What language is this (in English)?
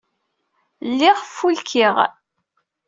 Kabyle